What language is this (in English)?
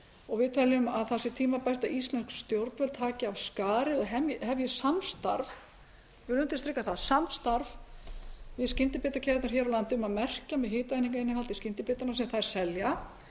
Icelandic